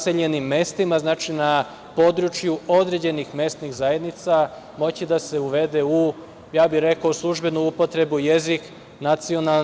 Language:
Serbian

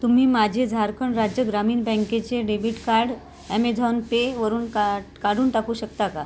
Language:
Marathi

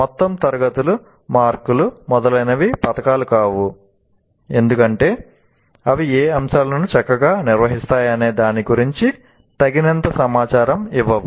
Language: Telugu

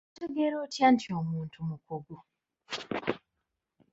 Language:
Ganda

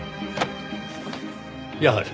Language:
Japanese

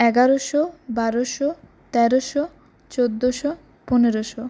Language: Bangla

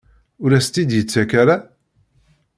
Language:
Kabyle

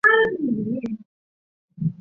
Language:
Chinese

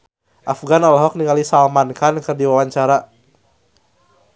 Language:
Sundanese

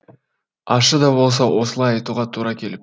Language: Kazakh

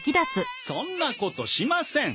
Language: Japanese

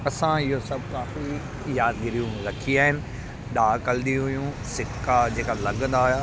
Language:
Sindhi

